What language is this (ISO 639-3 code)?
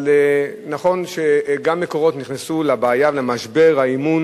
heb